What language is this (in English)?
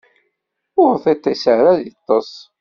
Kabyle